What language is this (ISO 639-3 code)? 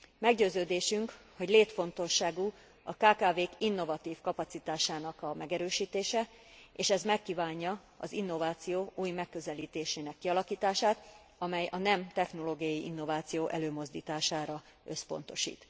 hun